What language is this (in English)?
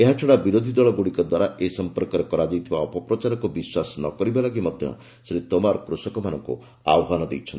Odia